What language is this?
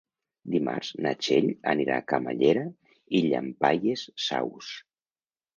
Catalan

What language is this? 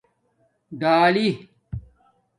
Domaaki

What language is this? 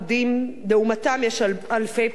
Hebrew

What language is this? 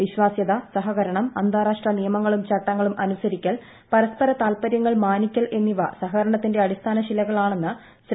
Malayalam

